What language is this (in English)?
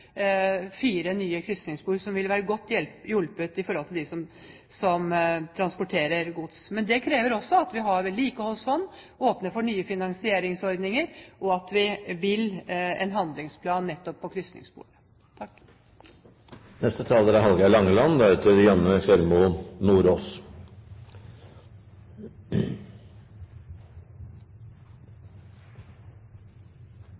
Norwegian